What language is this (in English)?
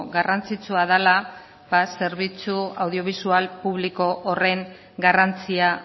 Basque